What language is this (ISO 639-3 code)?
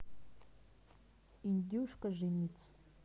rus